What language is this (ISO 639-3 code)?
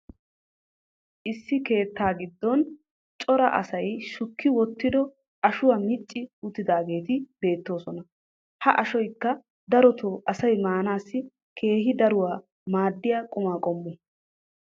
wal